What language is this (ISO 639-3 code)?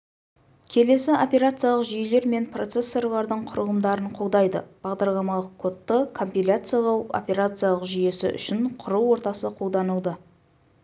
kaz